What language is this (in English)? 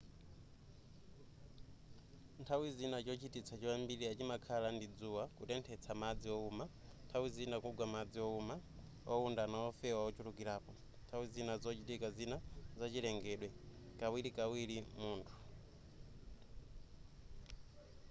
Nyanja